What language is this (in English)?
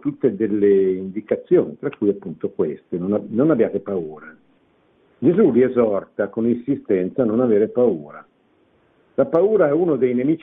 Italian